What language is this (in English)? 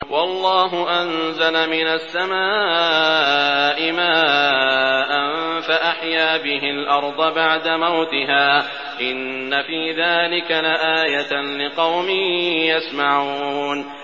Arabic